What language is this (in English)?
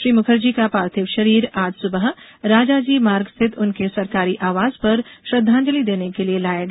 Hindi